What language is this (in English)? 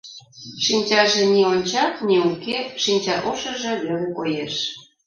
Mari